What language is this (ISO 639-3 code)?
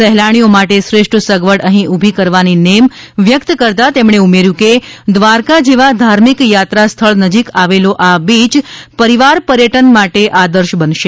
guj